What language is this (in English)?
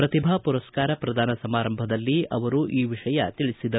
Kannada